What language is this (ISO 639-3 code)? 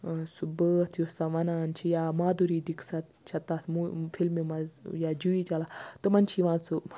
kas